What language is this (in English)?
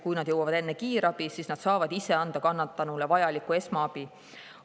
Estonian